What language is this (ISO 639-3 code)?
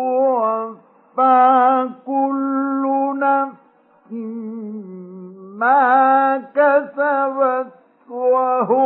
ara